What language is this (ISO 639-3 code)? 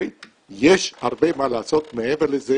heb